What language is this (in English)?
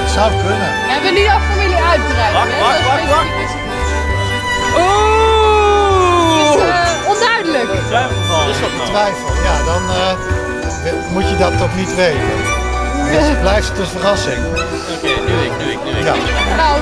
Dutch